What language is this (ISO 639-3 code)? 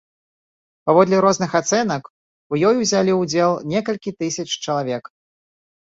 bel